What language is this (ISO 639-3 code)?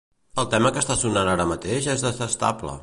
cat